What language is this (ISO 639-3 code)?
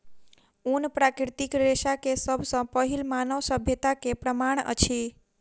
mai